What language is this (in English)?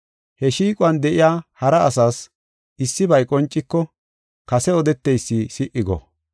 Gofa